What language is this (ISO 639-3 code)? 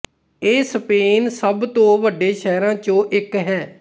pan